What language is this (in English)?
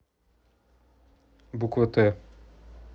Russian